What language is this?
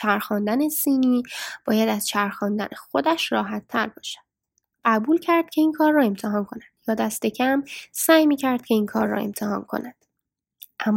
Persian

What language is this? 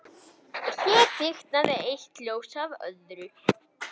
Icelandic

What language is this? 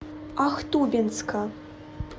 Russian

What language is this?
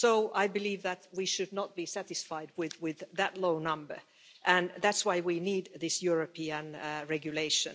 English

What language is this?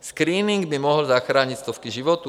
Czech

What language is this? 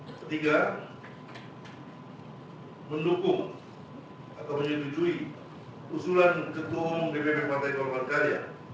Indonesian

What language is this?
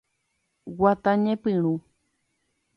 Guarani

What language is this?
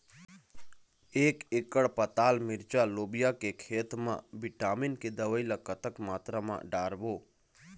Chhattisgarhi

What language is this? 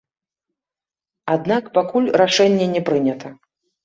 Belarusian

